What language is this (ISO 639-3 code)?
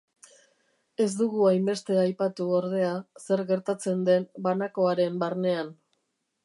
eus